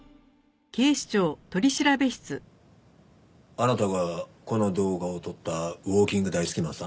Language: Japanese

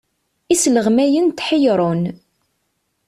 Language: Kabyle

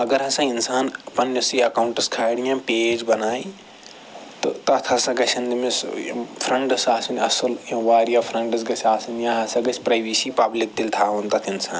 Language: Kashmiri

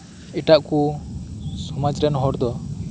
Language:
Santali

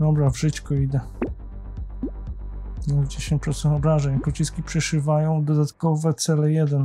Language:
Polish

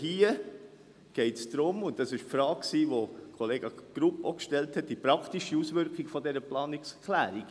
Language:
Swiss German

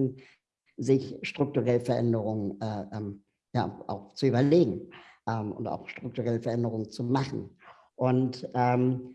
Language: German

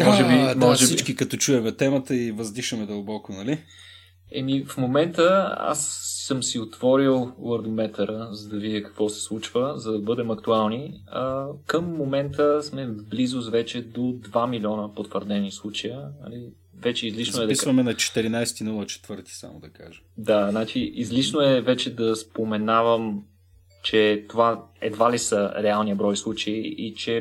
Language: Bulgarian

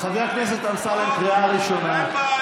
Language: Hebrew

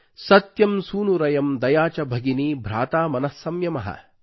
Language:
Kannada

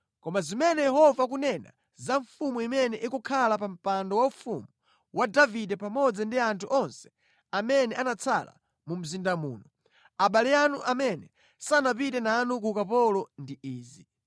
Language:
Nyanja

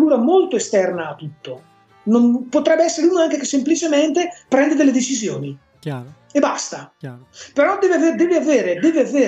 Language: Italian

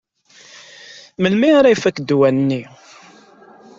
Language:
Kabyle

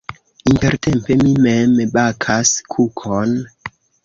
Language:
Esperanto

